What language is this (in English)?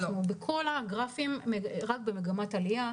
Hebrew